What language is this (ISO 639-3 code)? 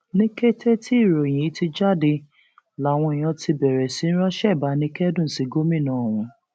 yor